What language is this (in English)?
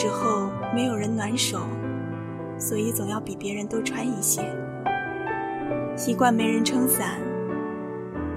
Chinese